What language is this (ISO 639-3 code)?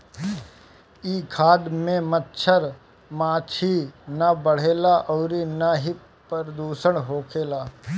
bho